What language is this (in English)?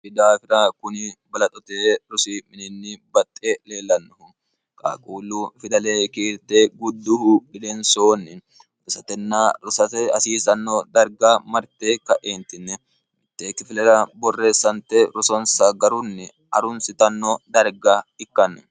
Sidamo